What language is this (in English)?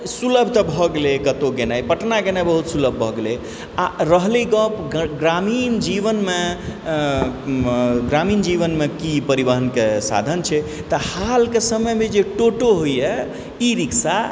Maithili